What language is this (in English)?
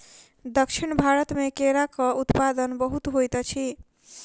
Maithili